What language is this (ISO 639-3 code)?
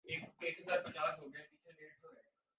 urd